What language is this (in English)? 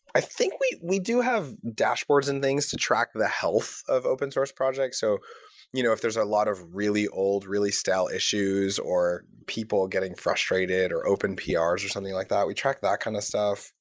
English